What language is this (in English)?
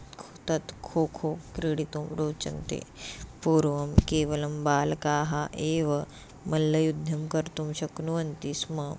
Sanskrit